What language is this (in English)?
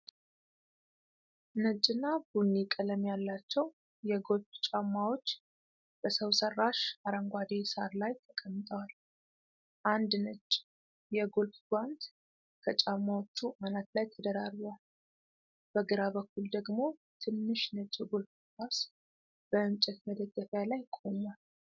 Amharic